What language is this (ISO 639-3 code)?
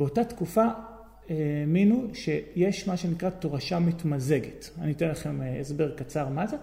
heb